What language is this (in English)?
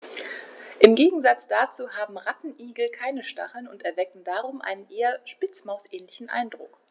German